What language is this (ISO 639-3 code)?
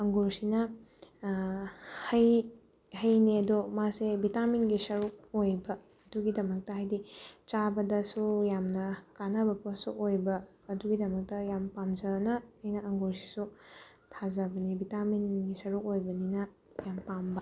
mni